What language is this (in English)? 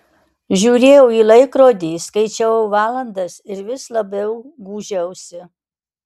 Lithuanian